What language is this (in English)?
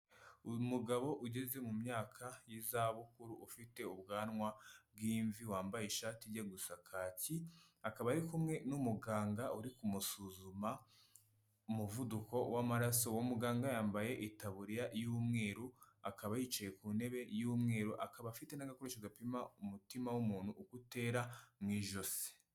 Kinyarwanda